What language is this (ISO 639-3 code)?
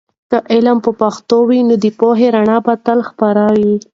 pus